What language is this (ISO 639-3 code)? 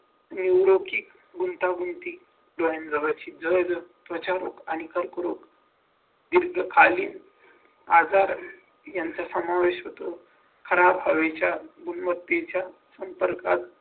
mar